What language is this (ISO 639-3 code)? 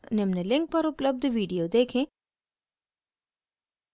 hin